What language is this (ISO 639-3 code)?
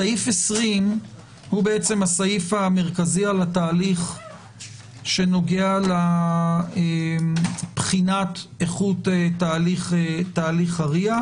heb